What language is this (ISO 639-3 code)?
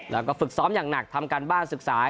tha